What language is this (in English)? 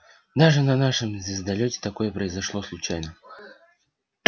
Russian